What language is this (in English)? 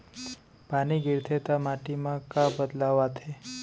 Chhattisgarhi